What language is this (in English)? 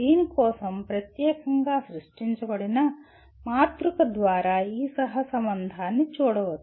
Telugu